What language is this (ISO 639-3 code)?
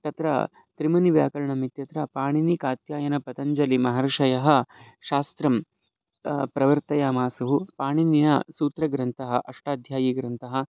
san